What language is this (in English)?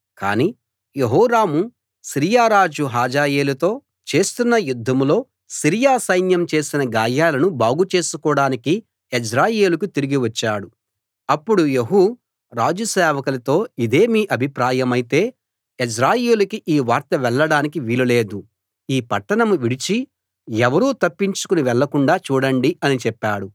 Telugu